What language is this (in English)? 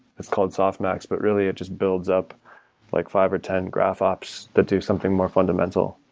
English